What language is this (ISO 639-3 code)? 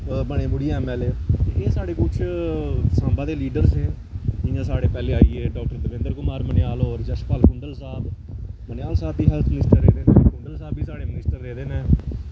doi